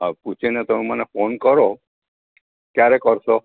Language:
Gujarati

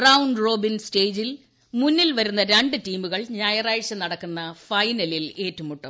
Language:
Malayalam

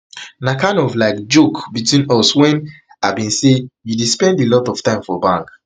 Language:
Nigerian Pidgin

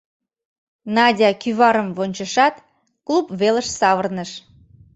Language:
Mari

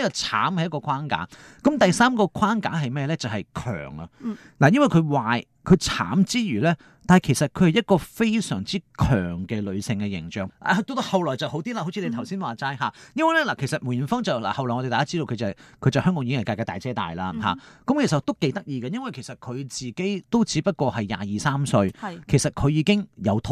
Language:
Chinese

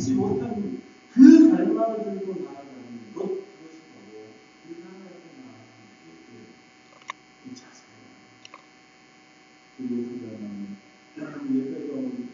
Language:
Korean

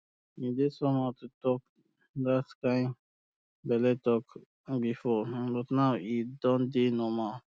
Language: Nigerian Pidgin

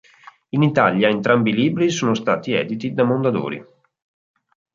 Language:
Italian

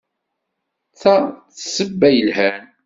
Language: Kabyle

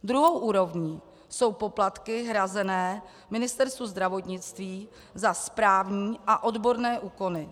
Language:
Czech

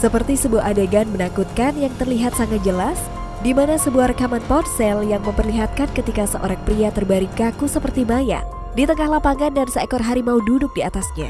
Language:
Indonesian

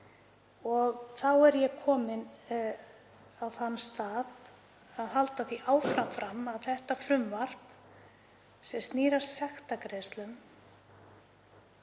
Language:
Icelandic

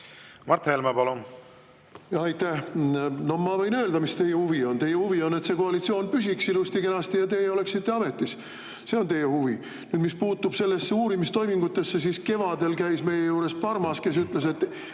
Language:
Estonian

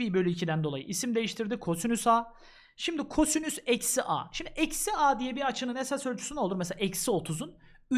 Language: Turkish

